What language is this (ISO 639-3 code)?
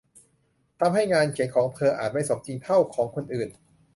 tha